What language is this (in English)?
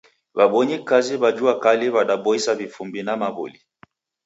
Taita